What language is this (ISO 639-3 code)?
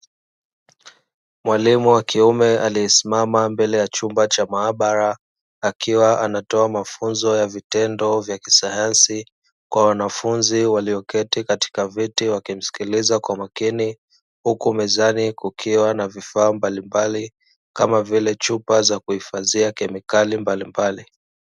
swa